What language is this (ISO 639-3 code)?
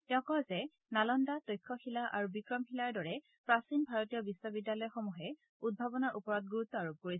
asm